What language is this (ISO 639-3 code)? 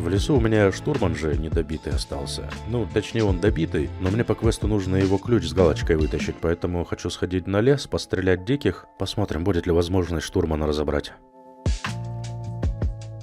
rus